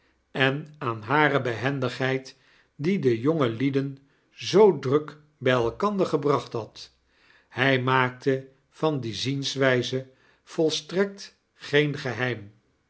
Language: Dutch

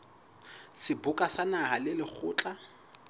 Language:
Southern Sotho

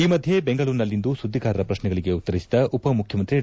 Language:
Kannada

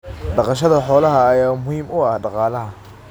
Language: Somali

